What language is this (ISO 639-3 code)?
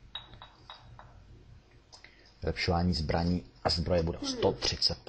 ces